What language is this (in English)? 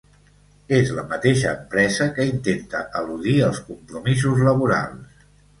Catalan